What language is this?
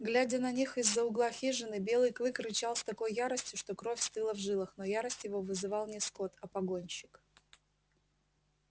Russian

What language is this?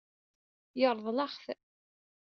Kabyle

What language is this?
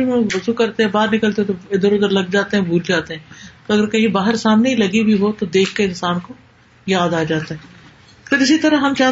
Urdu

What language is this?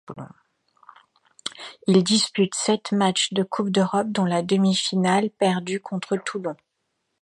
French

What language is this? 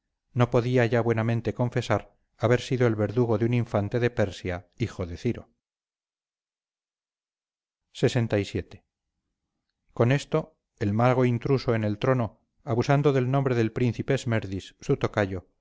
Spanish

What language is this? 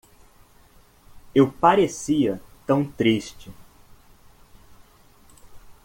Portuguese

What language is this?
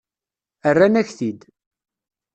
Kabyle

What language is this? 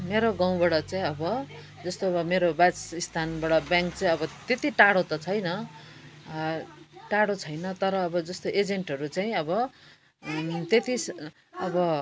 Nepali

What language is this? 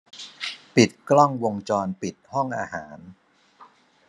Thai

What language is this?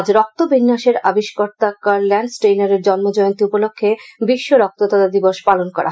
Bangla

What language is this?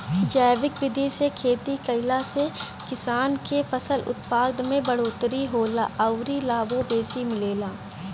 Bhojpuri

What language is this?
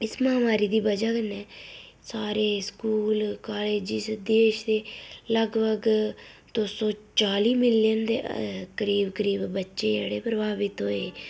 Dogri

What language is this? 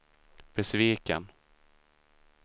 Swedish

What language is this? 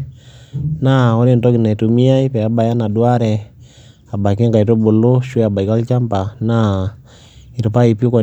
Masai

